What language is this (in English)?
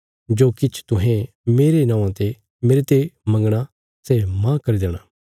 Bilaspuri